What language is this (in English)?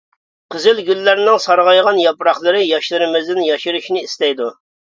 Uyghur